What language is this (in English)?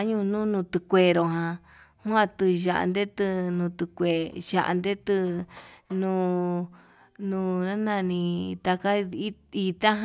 Yutanduchi Mixtec